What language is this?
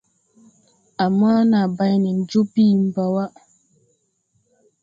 Tupuri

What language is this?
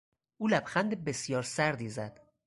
Persian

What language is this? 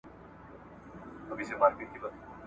Pashto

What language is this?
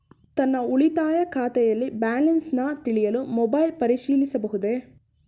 Kannada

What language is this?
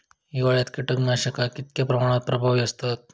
Marathi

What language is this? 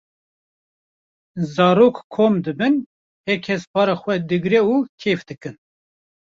Kurdish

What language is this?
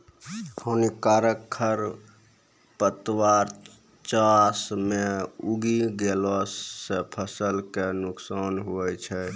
Maithili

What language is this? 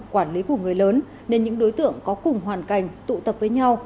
Vietnamese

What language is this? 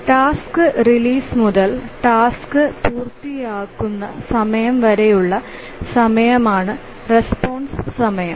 Malayalam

